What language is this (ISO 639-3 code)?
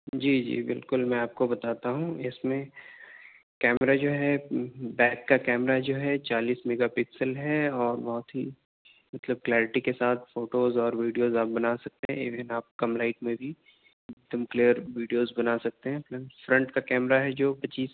urd